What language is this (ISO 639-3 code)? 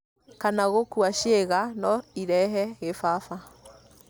kik